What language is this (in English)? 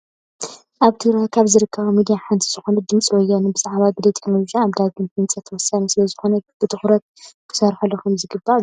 Tigrinya